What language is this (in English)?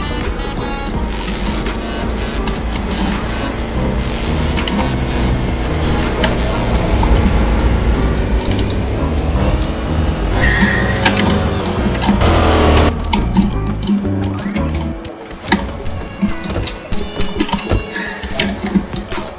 Portuguese